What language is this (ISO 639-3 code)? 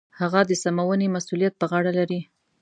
pus